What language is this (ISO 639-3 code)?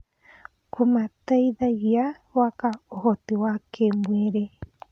kik